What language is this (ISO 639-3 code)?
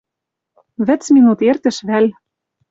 mrj